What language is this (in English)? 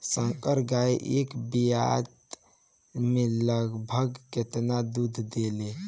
Bhojpuri